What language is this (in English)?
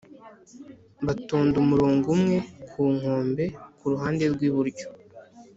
Kinyarwanda